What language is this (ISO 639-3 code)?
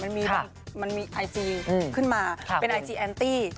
tha